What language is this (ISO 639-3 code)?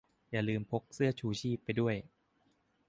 tha